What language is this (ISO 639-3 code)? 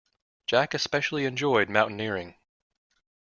eng